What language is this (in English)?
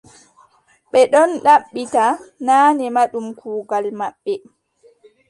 Adamawa Fulfulde